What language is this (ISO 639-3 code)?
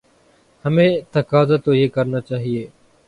urd